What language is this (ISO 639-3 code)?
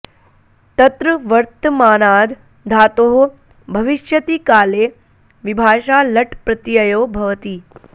san